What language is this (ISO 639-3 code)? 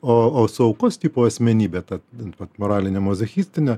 lit